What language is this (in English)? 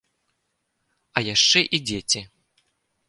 Belarusian